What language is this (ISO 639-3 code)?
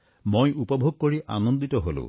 asm